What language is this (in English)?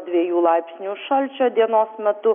Lithuanian